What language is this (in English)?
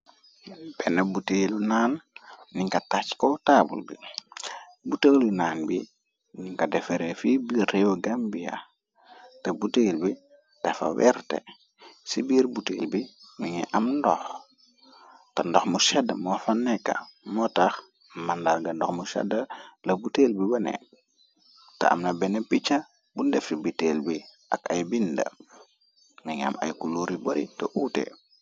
Wolof